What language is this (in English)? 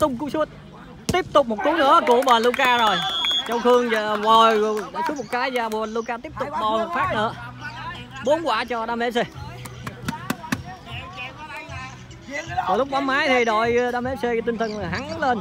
Vietnamese